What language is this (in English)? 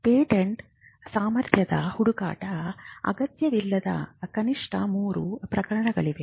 Kannada